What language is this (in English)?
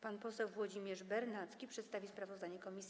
Polish